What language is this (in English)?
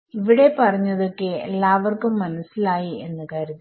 Malayalam